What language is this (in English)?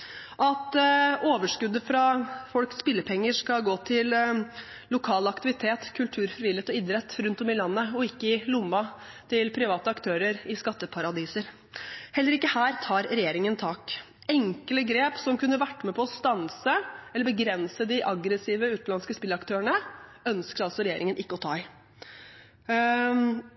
Norwegian Bokmål